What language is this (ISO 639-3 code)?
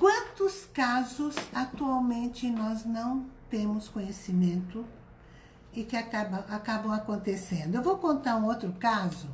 por